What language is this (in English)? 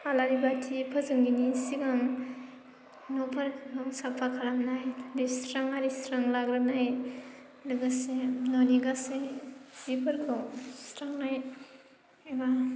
Bodo